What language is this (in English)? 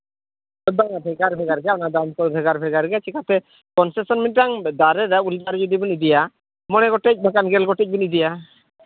Santali